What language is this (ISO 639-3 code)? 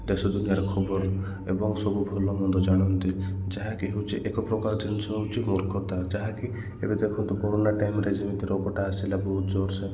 ori